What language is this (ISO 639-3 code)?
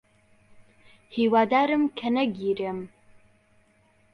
ckb